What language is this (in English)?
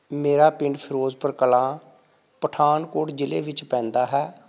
Punjabi